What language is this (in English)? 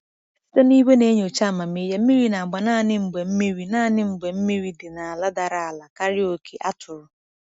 Igbo